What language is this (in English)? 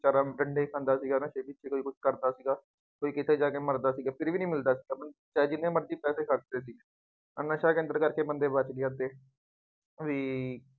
Punjabi